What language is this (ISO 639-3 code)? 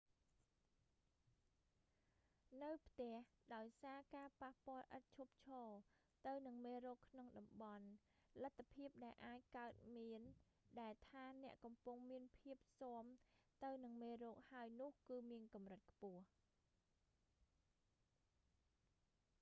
khm